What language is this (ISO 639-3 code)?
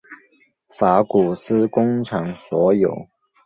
zho